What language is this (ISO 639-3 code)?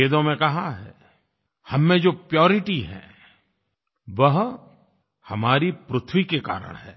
hin